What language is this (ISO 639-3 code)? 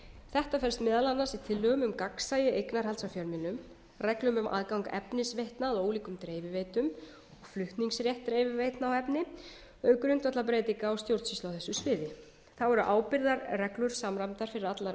isl